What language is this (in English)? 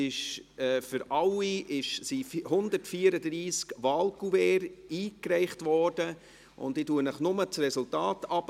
Swiss German